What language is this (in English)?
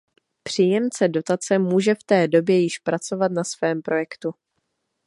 Czech